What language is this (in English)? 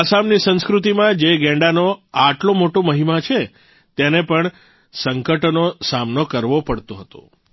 Gujarati